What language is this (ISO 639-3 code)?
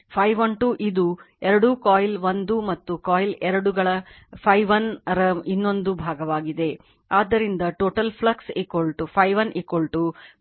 kan